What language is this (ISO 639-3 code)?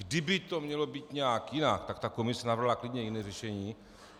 ces